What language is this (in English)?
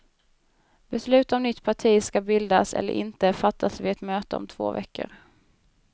Swedish